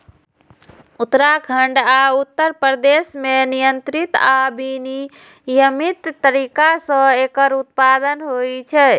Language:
Maithili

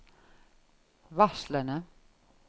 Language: Norwegian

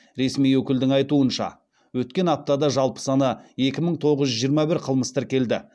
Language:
Kazakh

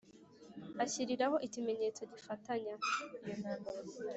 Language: Kinyarwanda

